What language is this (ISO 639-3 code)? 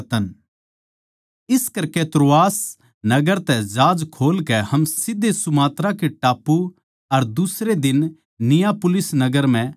bgc